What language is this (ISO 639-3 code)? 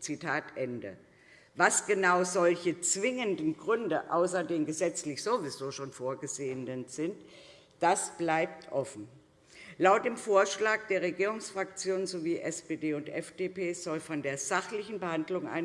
deu